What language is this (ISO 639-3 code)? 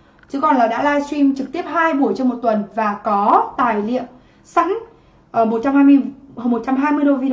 vie